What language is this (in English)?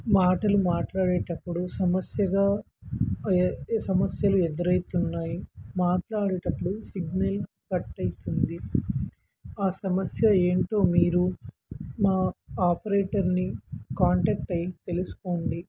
Telugu